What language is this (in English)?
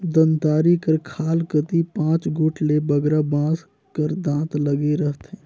Chhattisgarhi